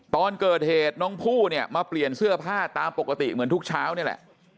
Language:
Thai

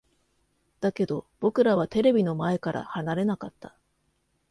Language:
Japanese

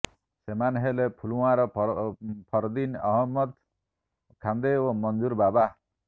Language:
Odia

